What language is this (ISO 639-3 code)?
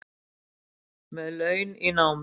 isl